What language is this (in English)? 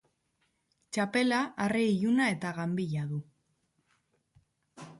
Basque